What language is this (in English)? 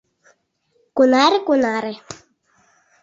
Mari